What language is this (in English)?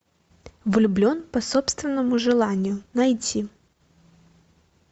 Russian